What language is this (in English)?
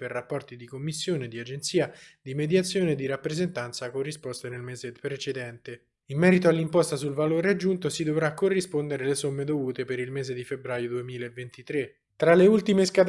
Italian